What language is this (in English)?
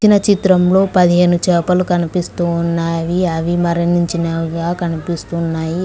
Telugu